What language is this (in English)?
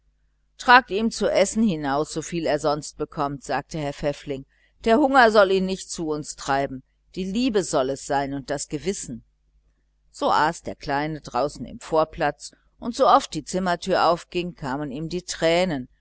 German